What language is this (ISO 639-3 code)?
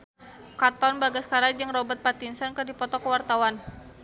sun